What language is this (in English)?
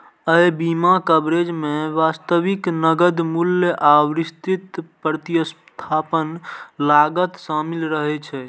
Maithili